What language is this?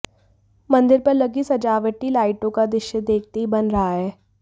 Hindi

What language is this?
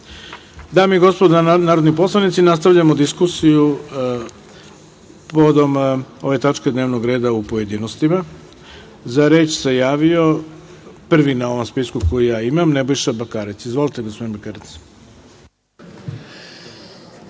Serbian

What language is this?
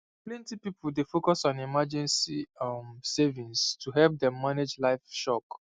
Nigerian Pidgin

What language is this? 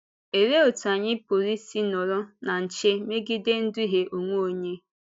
Igbo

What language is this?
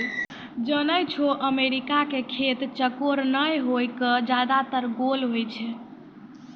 Maithili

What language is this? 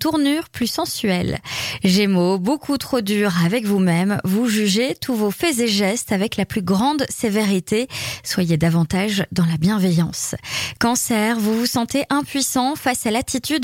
French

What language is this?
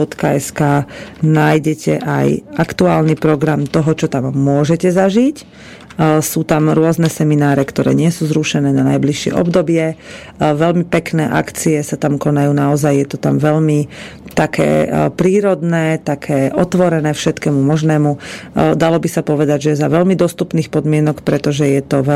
Slovak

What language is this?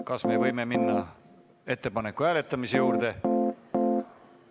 Estonian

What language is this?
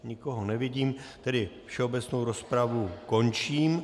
Czech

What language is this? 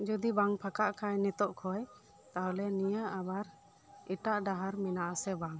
Santali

